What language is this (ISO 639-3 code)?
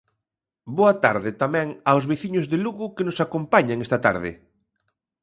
glg